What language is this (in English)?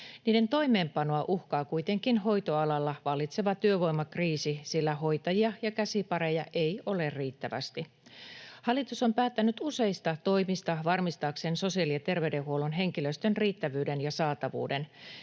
Finnish